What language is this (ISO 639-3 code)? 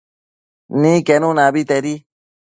mcf